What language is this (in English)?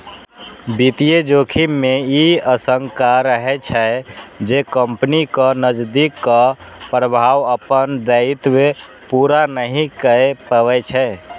Maithili